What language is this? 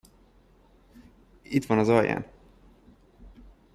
Hungarian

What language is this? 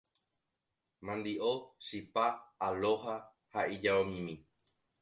Guarani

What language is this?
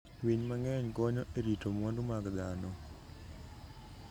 Luo (Kenya and Tanzania)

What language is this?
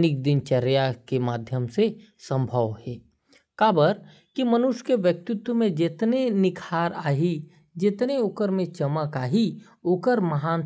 Korwa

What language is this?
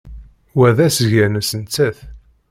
Kabyle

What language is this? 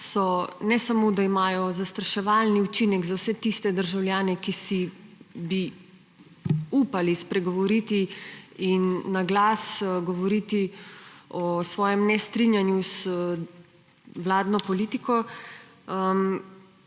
Slovenian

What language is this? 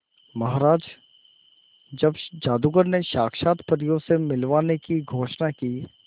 Hindi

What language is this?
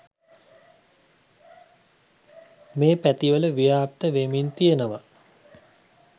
Sinhala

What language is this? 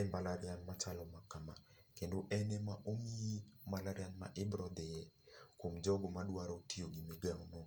Luo (Kenya and Tanzania)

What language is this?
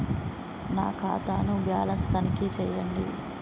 Telugu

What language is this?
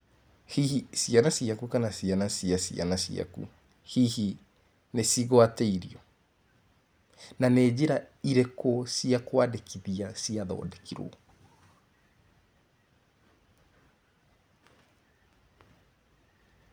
Kikuyu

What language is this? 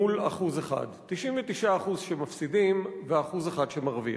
Hebrew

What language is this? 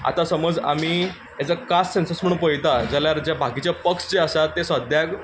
Konkani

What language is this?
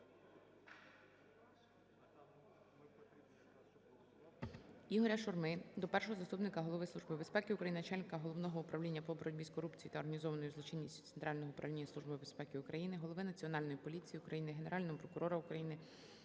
Ukrainian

